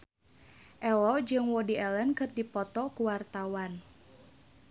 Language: Sundanese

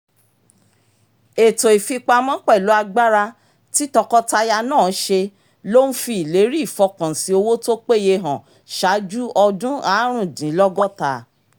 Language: Yoruba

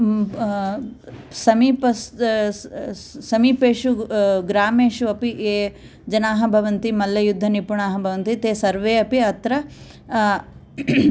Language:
Sanskrit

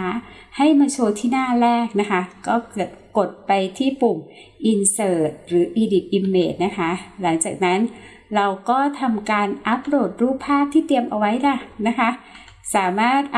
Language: Thai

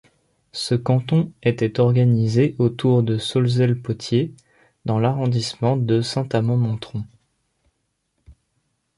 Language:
French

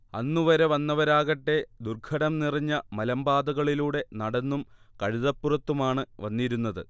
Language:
Malayalam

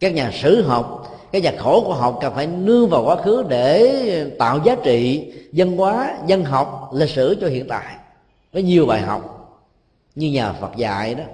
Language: Vietnamese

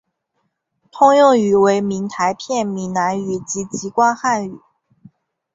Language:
Chinese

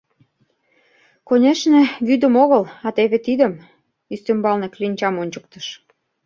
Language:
Mari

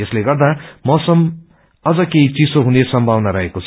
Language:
Nepali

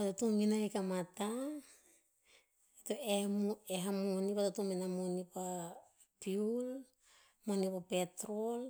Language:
Tinputz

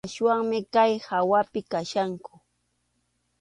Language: Arequipa-La Unión Quechua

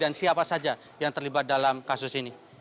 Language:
Indonesian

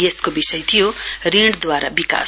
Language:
Nepali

